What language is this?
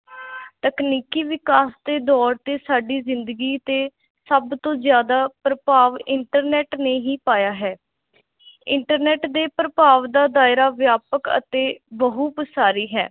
Punjabi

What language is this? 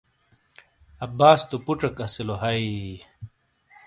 Shina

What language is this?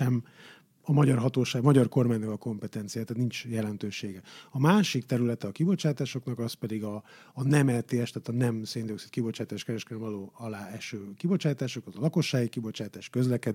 Hungarian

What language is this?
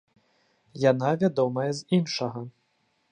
Belarusian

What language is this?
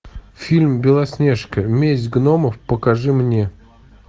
Russian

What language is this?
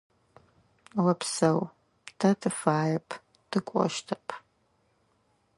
Adyghe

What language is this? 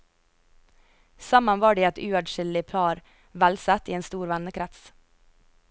Norwegian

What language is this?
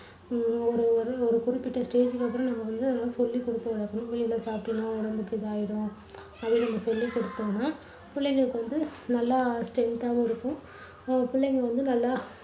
Tamil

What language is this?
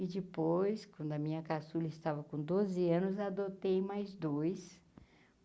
Portuguese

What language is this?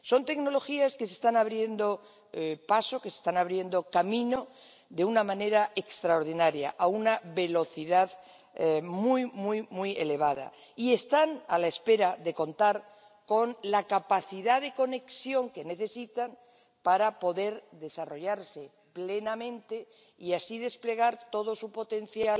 Spanish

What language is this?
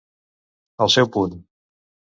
Catalan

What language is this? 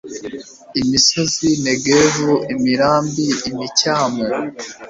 Kinyarwanda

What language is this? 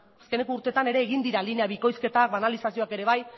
Basque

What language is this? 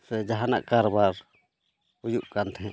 Santali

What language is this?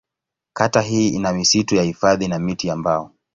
Swahili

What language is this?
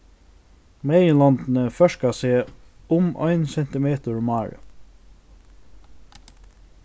Faroese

